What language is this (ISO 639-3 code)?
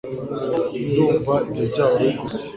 kin